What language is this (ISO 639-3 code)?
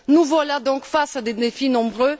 fra